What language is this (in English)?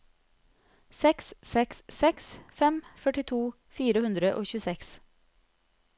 Norwegian